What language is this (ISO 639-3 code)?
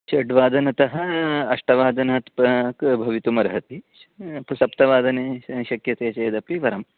san